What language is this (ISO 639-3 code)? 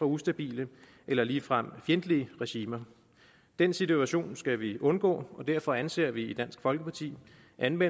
dan